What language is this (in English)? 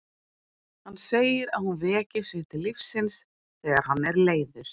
Icelandic